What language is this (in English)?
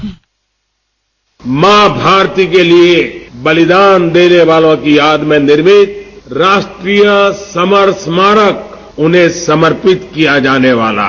Hindi